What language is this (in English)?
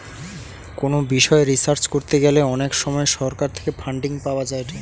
Bangla